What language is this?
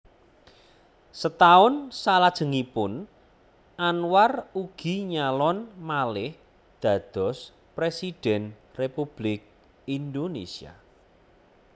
Javanese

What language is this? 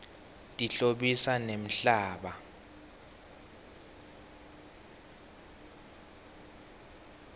Swati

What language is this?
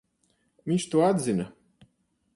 Latvian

